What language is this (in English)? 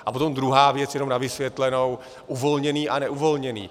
Czech